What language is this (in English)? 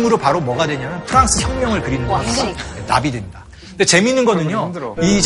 Korean